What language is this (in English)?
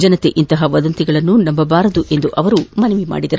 Kannada